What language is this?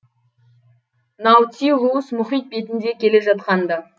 Kazakh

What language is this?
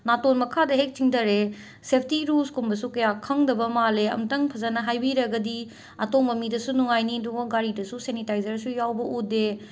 Manipuri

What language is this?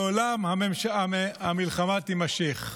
Hebrew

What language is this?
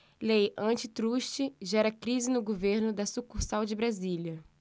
Portuguese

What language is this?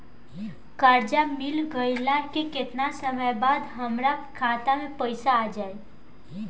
Bhojpuri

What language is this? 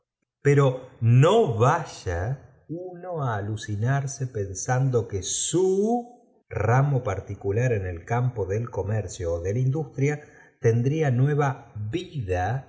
Spanish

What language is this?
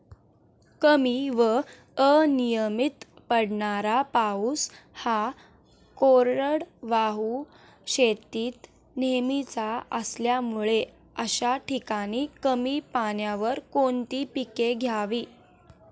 Marathi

